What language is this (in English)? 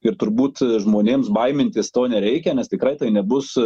Lithuanian